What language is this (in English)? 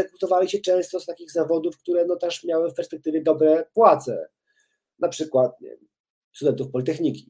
Polish